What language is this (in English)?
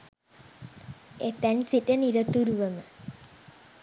Sinhala